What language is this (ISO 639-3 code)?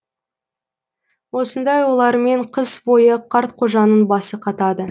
kaz